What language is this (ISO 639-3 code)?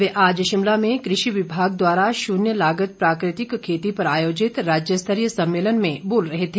hin